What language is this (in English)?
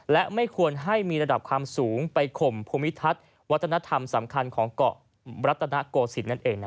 Thai